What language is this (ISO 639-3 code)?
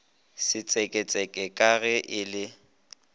nso